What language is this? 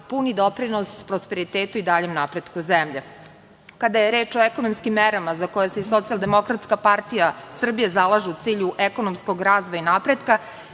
Serbian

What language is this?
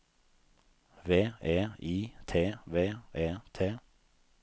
Norwegian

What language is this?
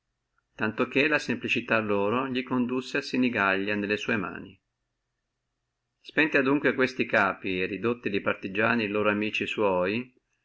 Italian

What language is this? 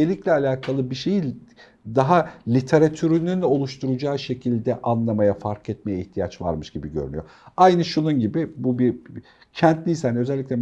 Turkish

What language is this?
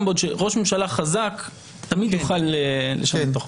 Hebrew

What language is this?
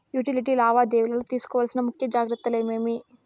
Telugu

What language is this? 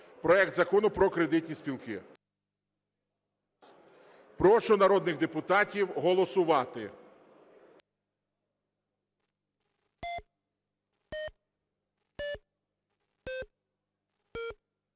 Ukrainian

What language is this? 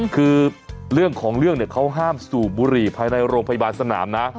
Thai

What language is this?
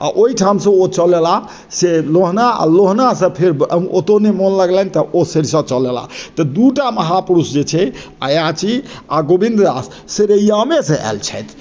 Maithili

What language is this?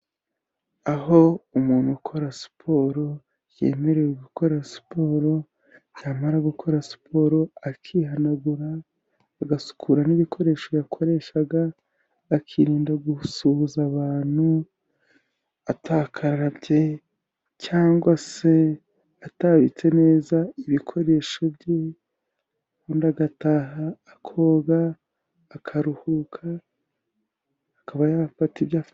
Kinyarwanda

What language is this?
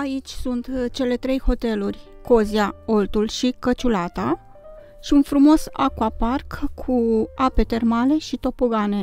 Romanian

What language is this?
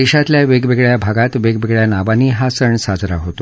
Marathi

